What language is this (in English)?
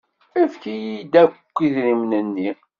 Kabyle